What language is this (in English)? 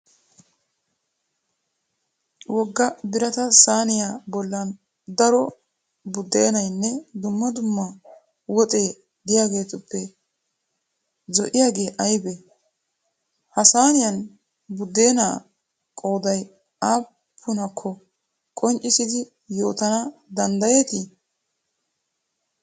Wolaytta